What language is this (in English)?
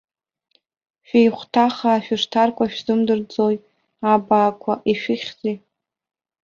Abkhazian